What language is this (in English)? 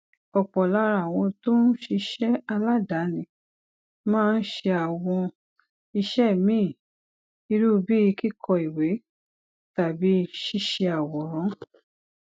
Yoruba